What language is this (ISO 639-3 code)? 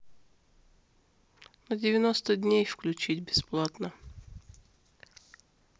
rus